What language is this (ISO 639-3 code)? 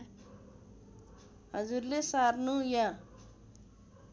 nep